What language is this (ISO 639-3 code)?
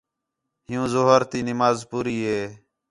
xhe